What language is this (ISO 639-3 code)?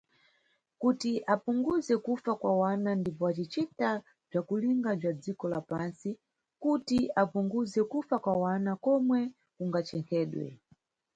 nyu